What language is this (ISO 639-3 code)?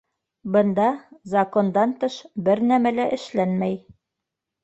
bak